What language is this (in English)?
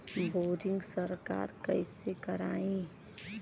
Bhojpuri